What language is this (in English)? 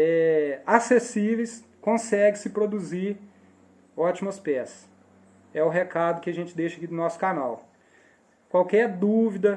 Portuguese